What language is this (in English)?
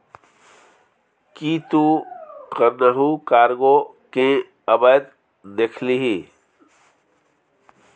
Maithili